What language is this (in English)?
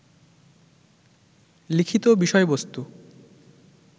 Bangla